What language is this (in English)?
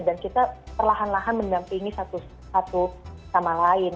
Indonesian